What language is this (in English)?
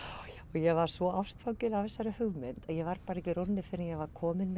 Icelandic